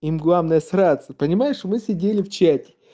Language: Russian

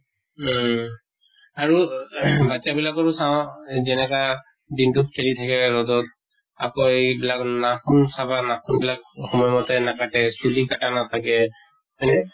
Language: Assamese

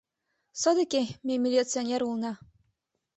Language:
Mari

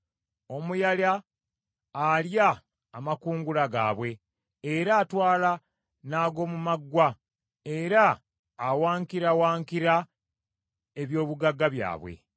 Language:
Ganda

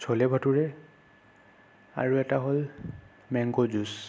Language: Assamese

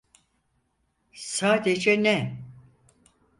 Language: Turkish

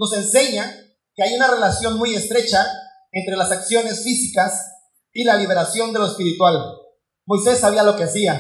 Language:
Spanish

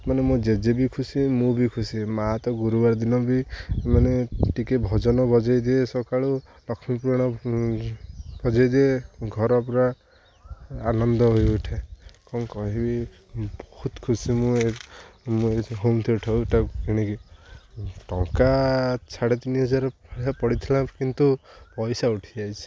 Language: Odia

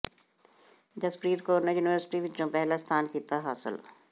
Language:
Punjabi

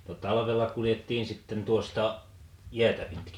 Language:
Finnish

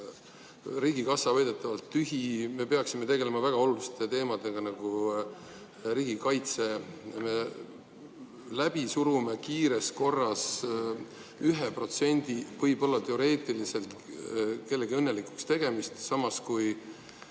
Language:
Estonian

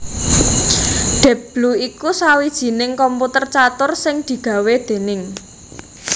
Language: Javanese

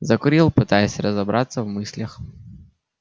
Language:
Russian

